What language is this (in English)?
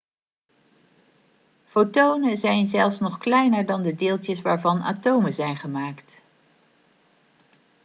Dutch